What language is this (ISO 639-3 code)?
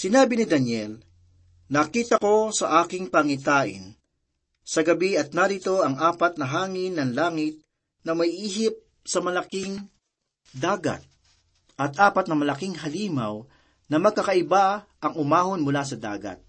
fil